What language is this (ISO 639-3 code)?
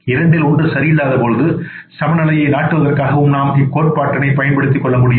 tam